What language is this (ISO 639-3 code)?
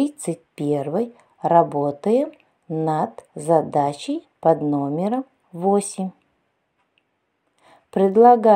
rus